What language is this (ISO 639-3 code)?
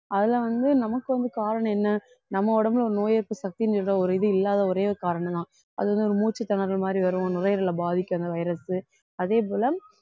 tam